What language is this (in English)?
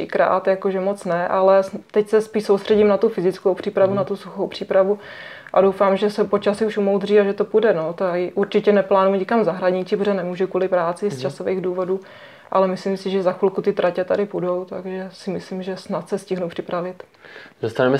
Czech